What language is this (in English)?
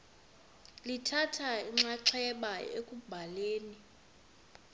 Xhosa